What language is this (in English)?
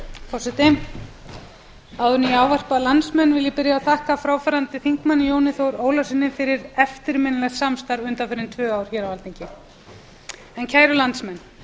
Icelandic